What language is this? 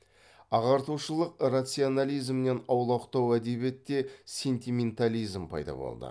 Kazakh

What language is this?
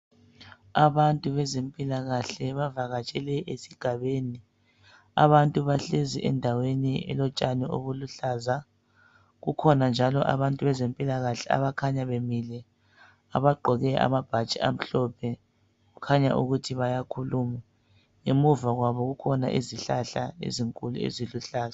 North Ndebele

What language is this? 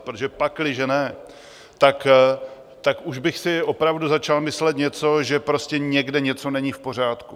Czech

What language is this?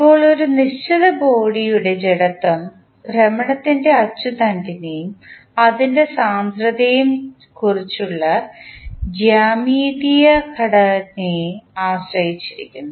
Malayalam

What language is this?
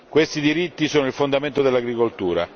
Italian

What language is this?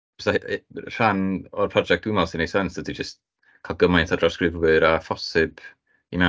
Welsh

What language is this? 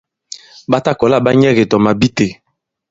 Bankon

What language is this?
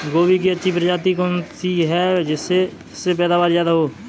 Hindi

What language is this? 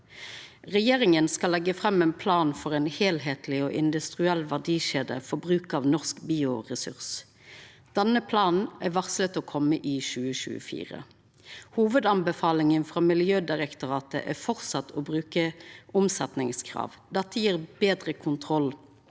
Norwegian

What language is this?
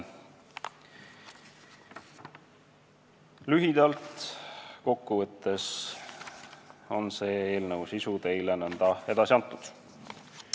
Estonian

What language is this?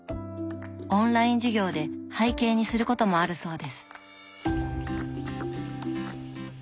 Japanese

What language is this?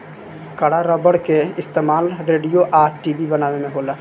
Bhojpuri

